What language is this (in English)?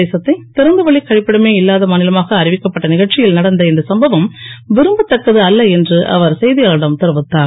Tamil